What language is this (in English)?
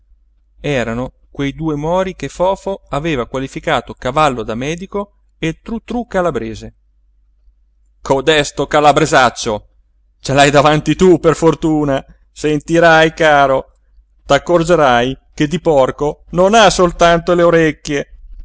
Italian